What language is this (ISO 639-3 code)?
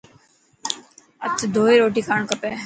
mki